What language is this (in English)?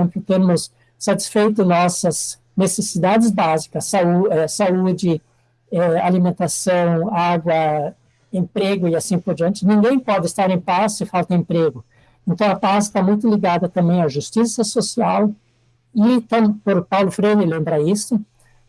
Portuguese